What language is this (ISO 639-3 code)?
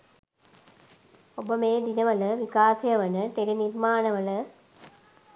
sin